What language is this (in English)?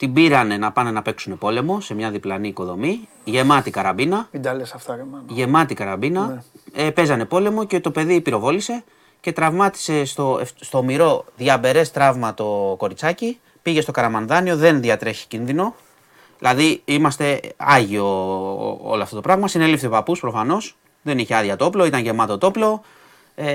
Greek